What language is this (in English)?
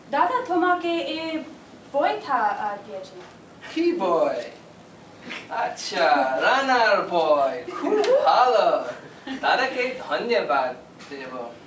Bangla